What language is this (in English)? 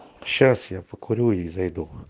Russian